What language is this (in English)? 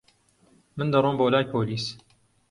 Central Kurdish